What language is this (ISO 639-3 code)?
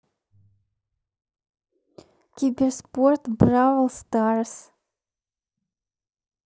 rus